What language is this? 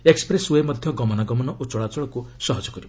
Odia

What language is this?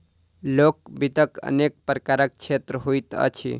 Maithili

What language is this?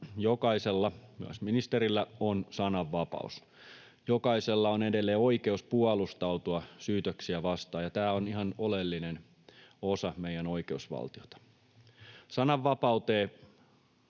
Finnish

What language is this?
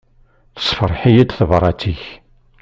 Kabyle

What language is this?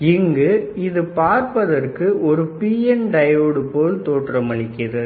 Tamil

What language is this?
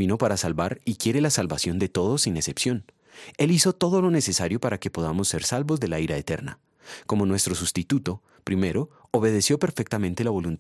Spanish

